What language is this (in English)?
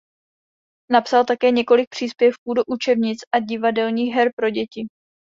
Czech